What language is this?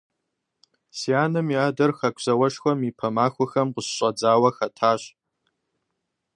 Kabardian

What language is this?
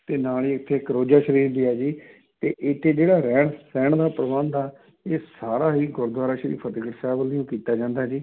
Punjabi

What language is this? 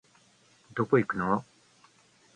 Japanese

